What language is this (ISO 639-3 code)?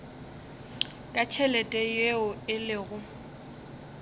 nso